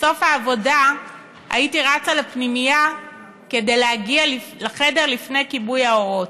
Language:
Hebrew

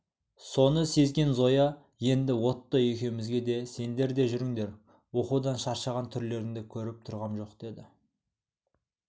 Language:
Kazakh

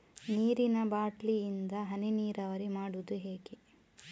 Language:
Kannada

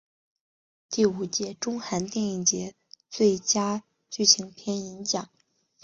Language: Chinese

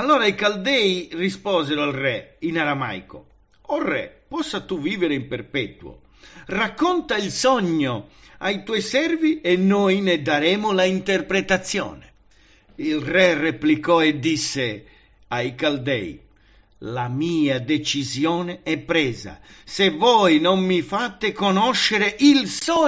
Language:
Italian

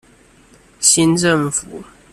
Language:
Chinese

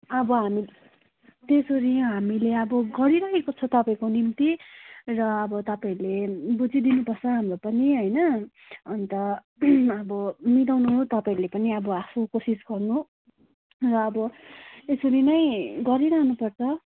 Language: Nepali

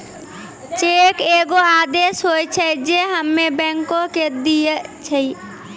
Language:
Maithili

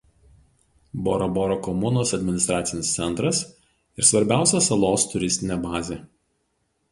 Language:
Lithuanian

